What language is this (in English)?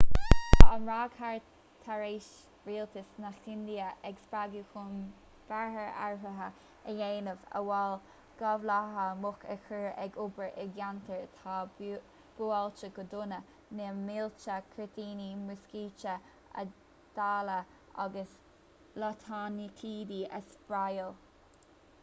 Irish